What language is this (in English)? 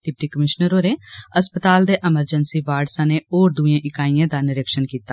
Dogri